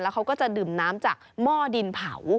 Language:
Thai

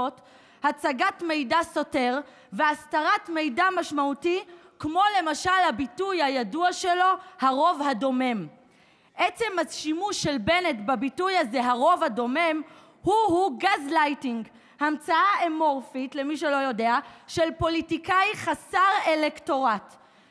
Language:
Hebrew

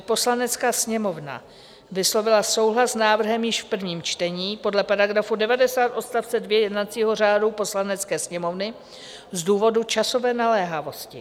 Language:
Czech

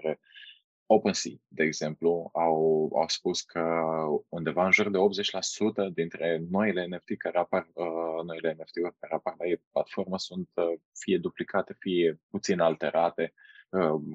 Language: Romanian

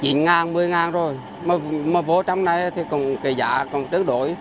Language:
Vietnamese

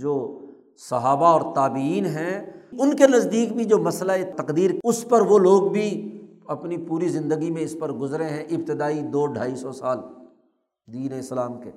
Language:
Urdu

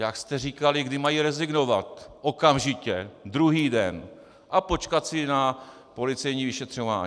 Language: Czech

